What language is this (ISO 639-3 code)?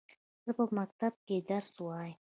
pus